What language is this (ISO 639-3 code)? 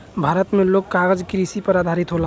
bho